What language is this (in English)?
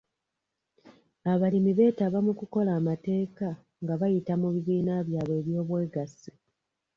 Ganda